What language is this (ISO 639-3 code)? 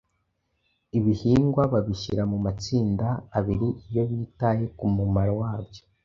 kin